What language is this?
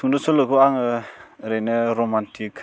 Bodo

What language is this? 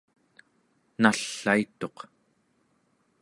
Central Yupik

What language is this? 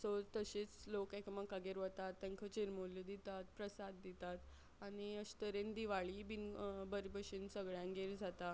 Konkani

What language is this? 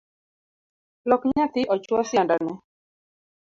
Luo (Kenya and Tanzania)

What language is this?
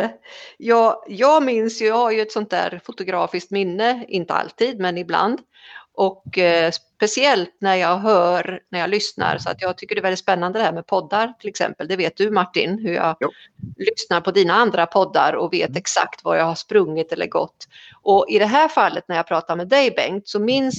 Swedish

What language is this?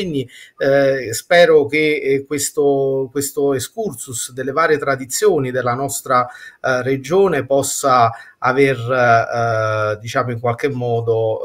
Italian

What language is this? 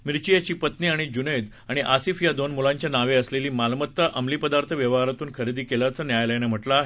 Marathi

